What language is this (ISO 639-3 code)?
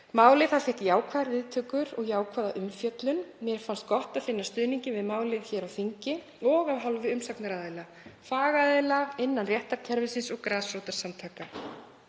isl